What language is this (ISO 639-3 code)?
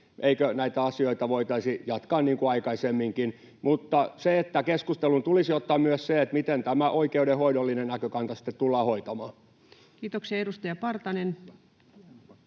fin